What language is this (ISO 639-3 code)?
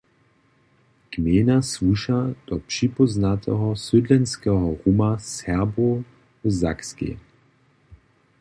hsb